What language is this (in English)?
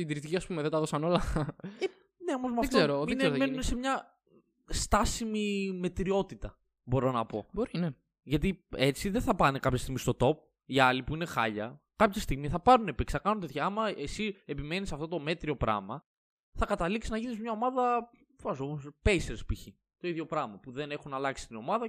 Greek